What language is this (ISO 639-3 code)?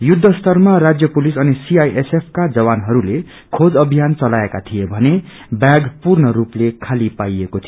nep